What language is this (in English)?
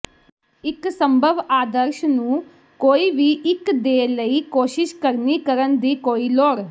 Punjabi